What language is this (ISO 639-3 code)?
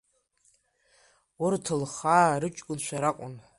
abk